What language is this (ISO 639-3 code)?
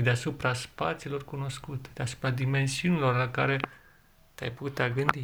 ron